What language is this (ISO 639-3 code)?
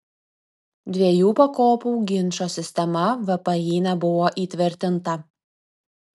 lit